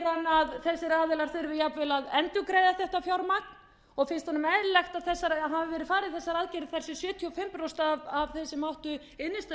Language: Icelandic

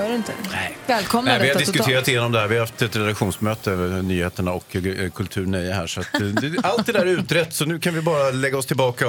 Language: Swedish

